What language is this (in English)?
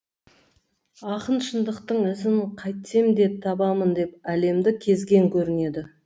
Kazakh